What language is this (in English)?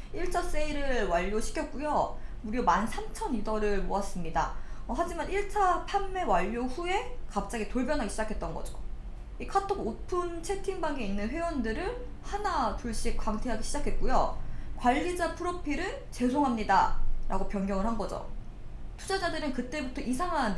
Korean